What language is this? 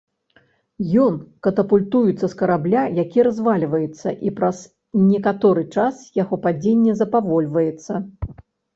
Belarusian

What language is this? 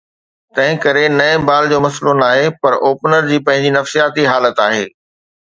Sindhi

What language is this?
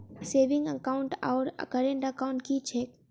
Maithili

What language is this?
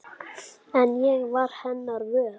Icelandic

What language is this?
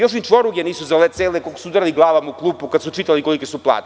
Serbian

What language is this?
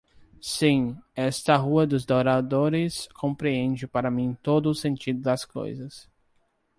Portuguese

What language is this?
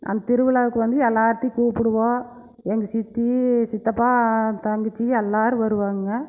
Tamil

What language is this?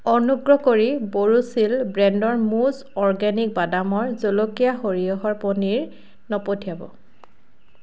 Assamese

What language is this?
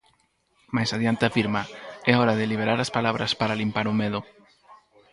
Galician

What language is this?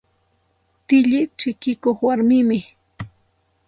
Santa Ana de Tusi Pasco Quechua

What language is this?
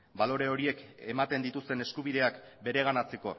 Basque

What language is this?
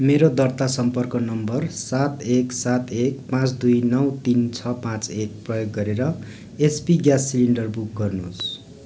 Nepali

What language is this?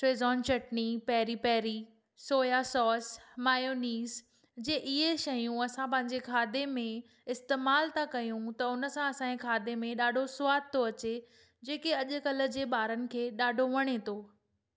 Sindhi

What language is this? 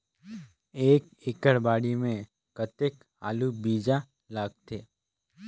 Chhattisgarhi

